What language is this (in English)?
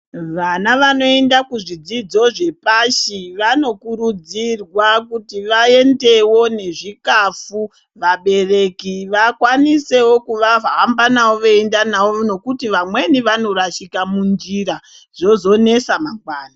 Ndau